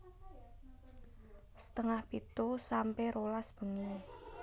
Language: Javanese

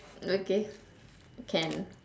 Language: English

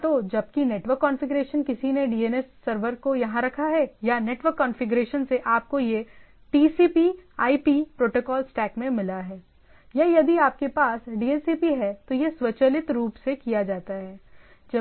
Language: Hindi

